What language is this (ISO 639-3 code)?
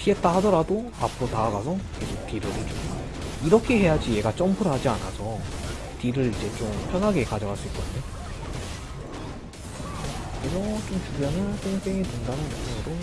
kor